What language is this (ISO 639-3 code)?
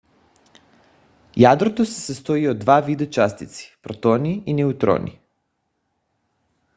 bul